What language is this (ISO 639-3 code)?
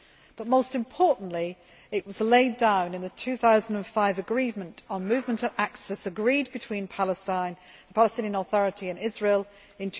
eng